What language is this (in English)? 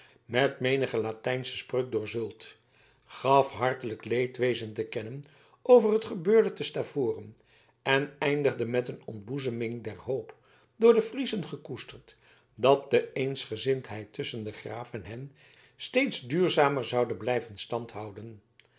Dutch